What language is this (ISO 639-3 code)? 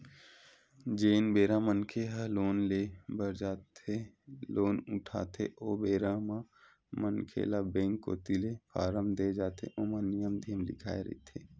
hne